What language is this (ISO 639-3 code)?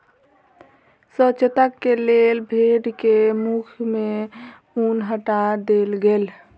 mai